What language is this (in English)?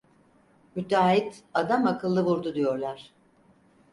Turkish